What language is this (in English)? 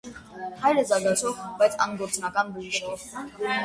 Armenian